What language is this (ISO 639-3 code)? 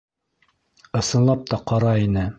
bak